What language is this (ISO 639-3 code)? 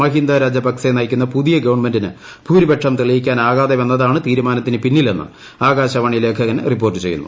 mal